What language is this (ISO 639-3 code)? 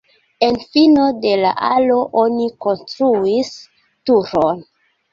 epo